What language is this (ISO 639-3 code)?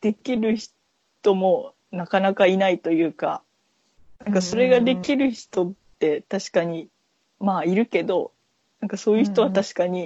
jpn